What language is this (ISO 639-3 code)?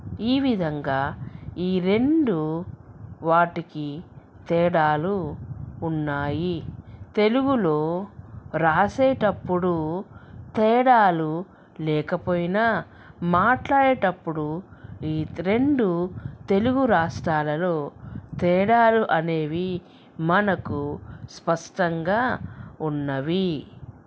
tel